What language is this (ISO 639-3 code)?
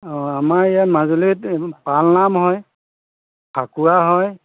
asm